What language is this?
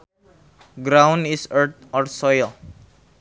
Sundanese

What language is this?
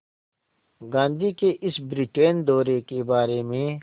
Hindi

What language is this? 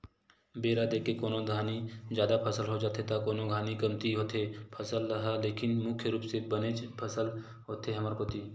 Chhattisgarhi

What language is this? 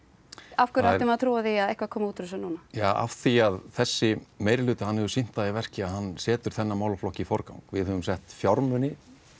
Icelandic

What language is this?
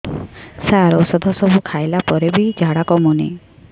Odia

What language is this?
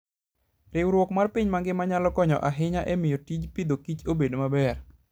Luo (Kenya and Tanzania)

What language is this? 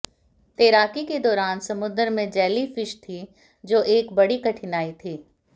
Hindi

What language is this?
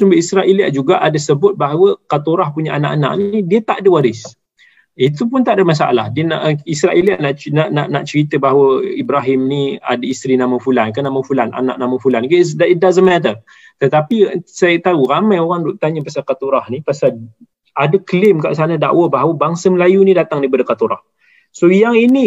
Malay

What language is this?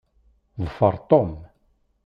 Kabyle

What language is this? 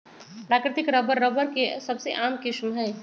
Magahi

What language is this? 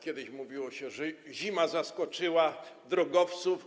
Polish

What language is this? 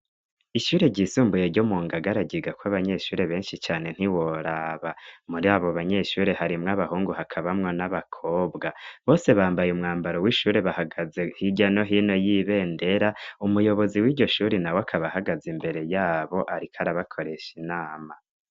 Rundi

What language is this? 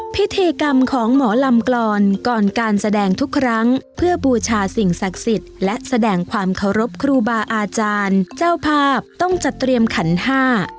Thai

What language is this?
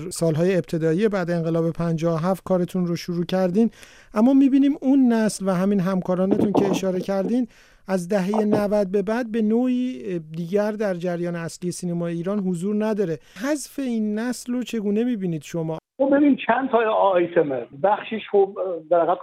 Persian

